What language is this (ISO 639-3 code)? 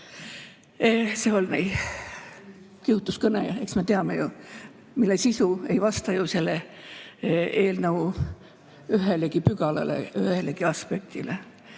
est